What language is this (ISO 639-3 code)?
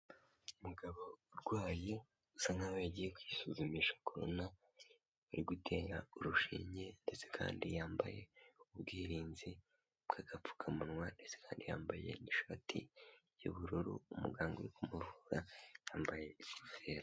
kin